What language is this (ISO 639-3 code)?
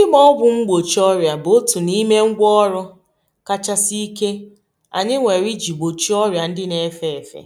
ibo